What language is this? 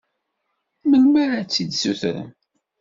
Kabyle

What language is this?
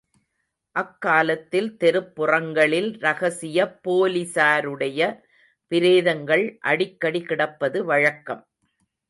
Tamil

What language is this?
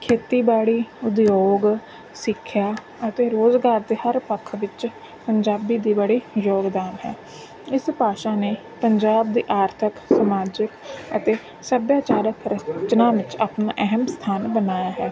Punjabi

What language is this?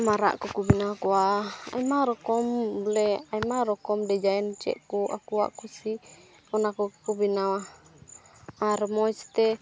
Santali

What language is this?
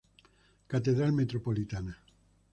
Spanish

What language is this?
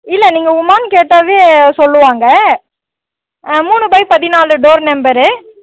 Tamil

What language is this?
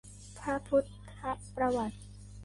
Thai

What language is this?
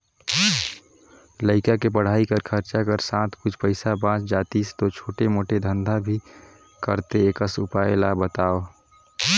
Chhattisgarhi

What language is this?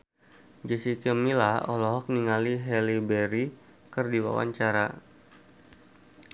Sundanese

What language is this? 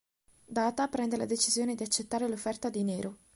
Italian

